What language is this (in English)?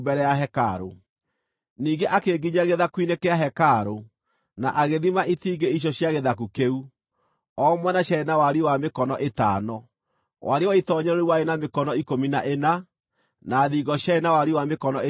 Kikuyu